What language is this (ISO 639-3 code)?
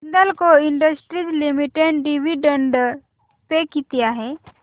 mar